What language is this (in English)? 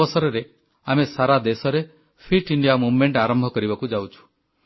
Odia